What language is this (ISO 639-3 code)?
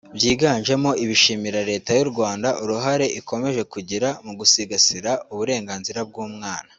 kin